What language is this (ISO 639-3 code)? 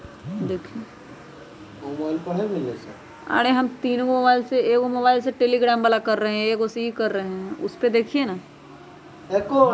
mag